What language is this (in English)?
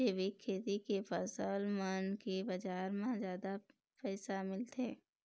Chhattisgarhi